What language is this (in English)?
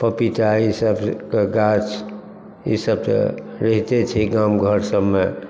Maithili